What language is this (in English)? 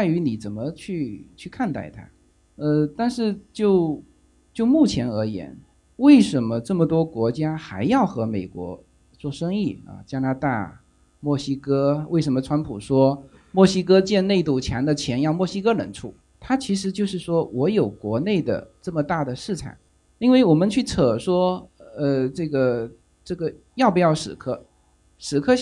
Chinese